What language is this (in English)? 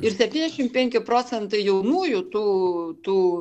Lithuanian